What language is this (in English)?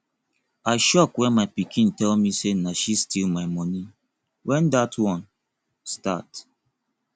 Nigerian Pidgin